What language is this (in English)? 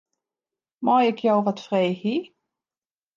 Western Frisian